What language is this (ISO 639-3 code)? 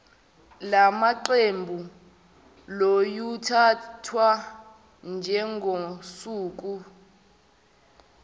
zul